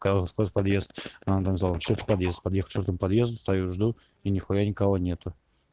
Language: Russian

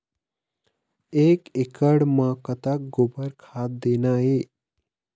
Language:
Chhattisgarhi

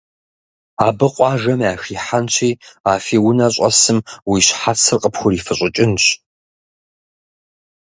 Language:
Kabardian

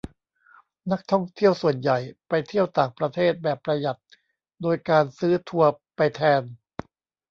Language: Thai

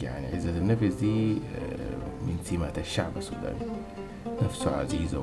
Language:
Arabic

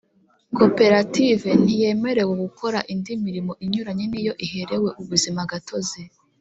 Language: Kinyarwanda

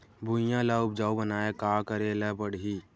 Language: Chhattisgarhi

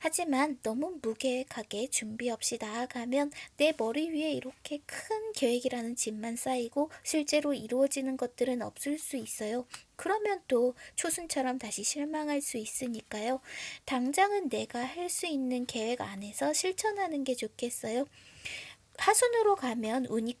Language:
Korean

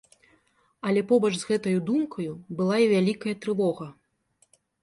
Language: Belarusian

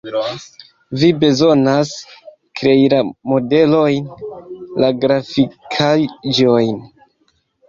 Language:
Esperanto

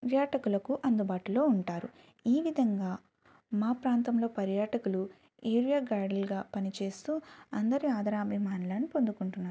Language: Telugu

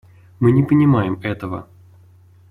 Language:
Russian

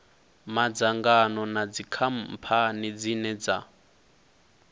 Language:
Venda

